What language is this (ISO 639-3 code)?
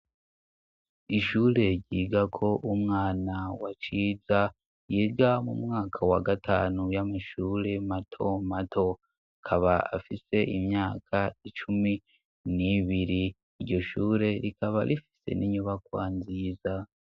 run